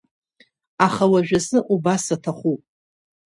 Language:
Abkhazian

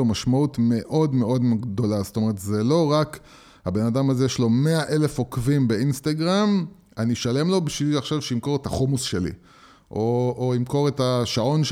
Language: Hebrew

